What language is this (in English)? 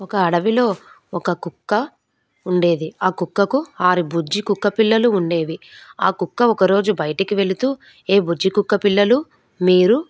Telugu